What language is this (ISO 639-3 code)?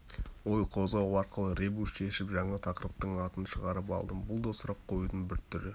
kaz